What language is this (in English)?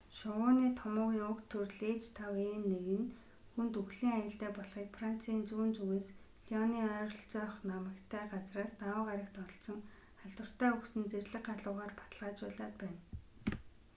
Mongolian